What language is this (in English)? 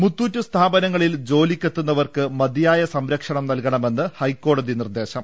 Malayalam